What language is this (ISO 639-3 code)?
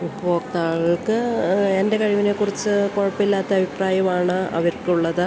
mal